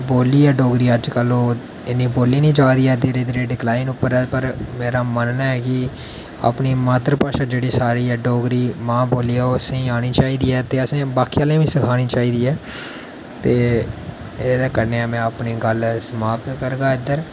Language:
Dogri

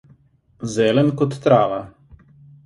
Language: Slovenian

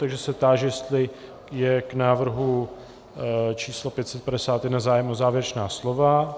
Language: Czech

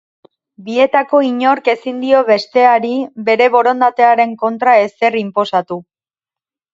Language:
Basque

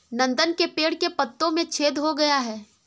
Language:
Hindi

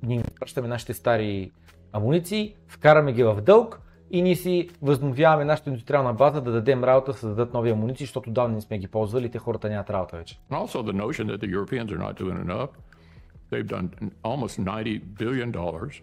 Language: Bulgarian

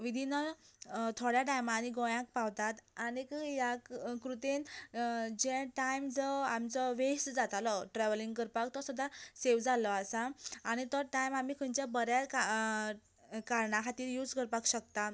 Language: Konkani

